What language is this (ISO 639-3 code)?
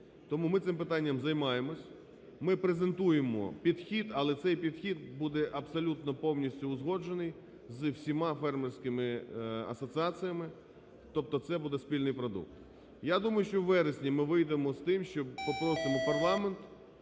ukr